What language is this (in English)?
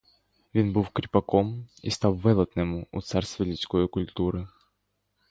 Ukrainian